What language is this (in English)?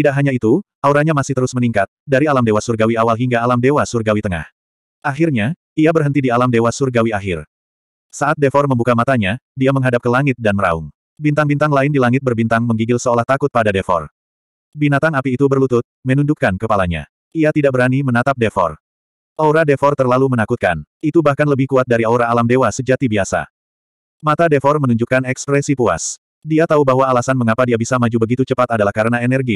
Indonesian